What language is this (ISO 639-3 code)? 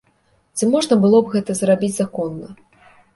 bel